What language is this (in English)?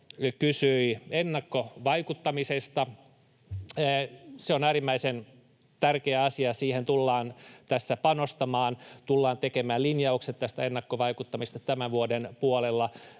Finnish